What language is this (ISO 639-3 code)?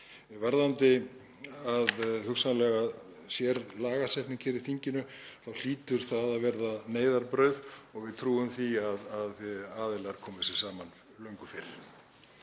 isl